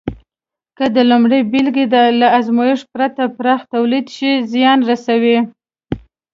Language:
Pashto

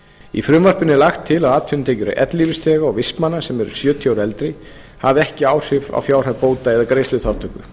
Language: Icelandic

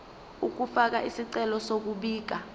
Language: Zulu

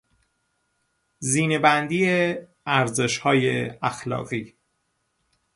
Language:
Persian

